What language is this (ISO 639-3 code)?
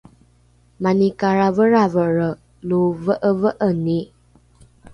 dru